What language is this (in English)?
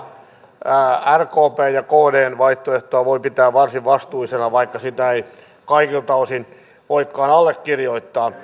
Finnish